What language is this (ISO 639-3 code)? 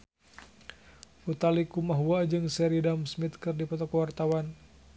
sun